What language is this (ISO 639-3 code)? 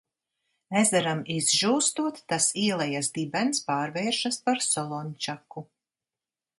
lav